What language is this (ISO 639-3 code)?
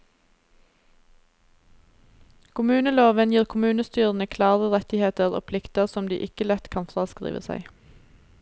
nor